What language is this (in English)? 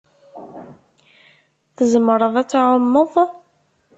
Kabyle